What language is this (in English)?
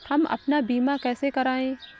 Hindi